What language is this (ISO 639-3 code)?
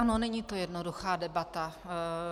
ces